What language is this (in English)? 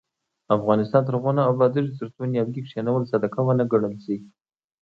Pashto